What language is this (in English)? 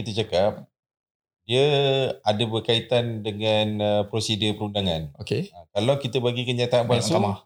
Malay